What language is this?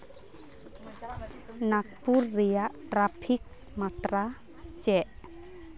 Santali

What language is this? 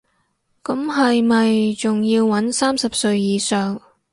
Cantonese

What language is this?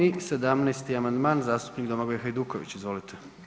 Croatian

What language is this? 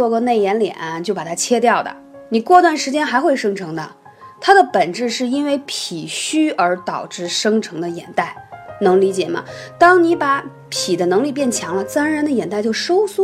Chinese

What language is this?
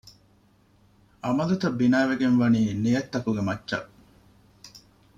Divehi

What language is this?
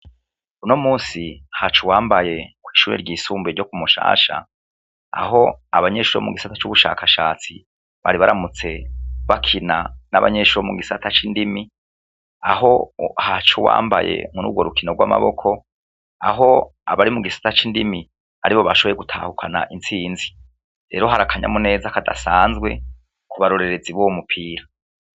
Rundi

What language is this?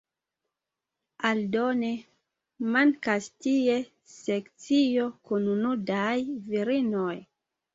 Esperanto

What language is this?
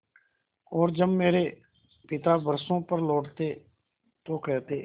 Hindi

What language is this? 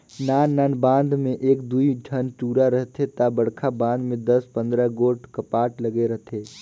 Chhattisgarhi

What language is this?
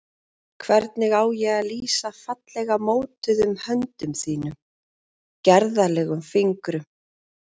Icelandic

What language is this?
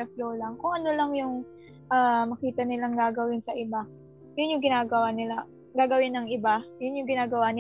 Filipino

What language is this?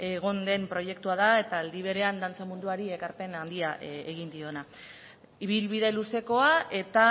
Basque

